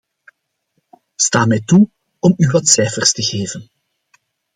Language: Dutch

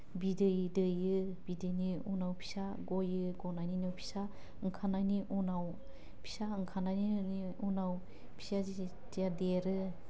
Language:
Bodo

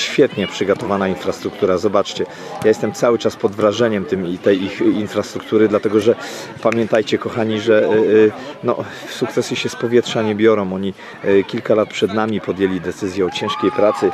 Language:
Polish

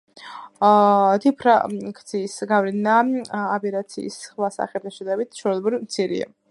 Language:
Georgian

